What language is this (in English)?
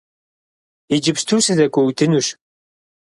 Kabardian